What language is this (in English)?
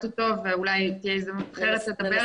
Hebrew